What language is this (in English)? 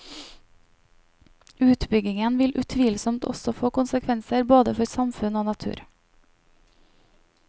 Norwegian